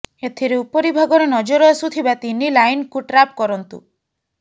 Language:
Odia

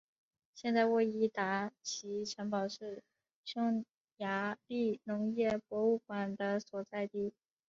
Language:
Chinese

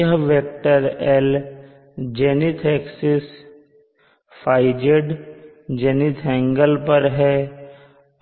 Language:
Hindi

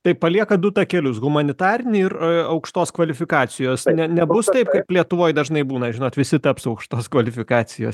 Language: Lithuanian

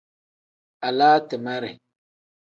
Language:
Tem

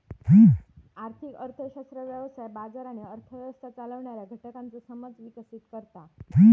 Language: Marathi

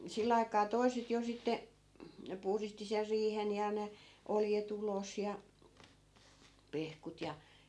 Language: Finnish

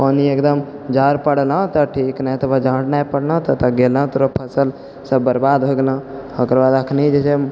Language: Maithili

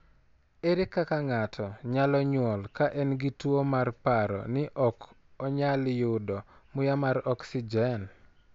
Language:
Luo (Kenya and Tanzania)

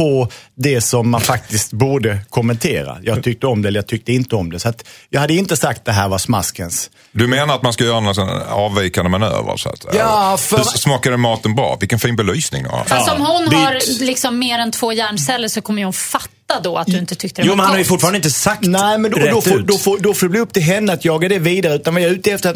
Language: Swedish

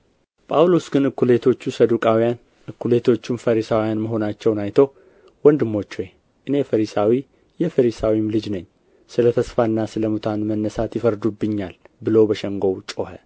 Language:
Amharic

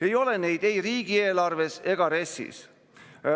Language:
Estonian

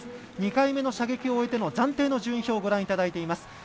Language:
Japanese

